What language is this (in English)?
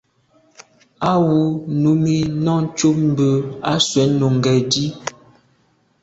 Medumba